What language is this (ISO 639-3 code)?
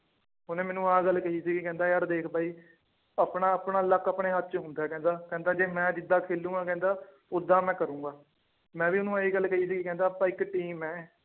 pan